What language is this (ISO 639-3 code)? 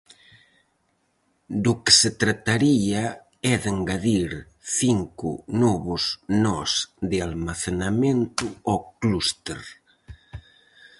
glg